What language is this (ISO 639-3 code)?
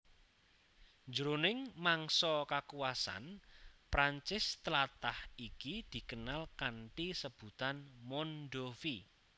jav